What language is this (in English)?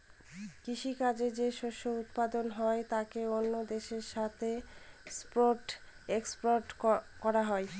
Bangla